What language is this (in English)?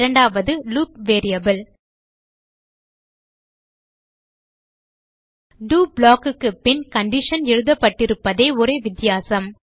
Tamil